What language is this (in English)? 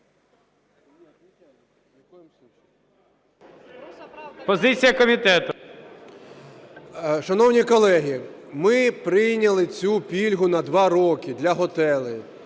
Ukrainian